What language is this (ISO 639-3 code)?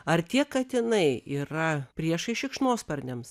lit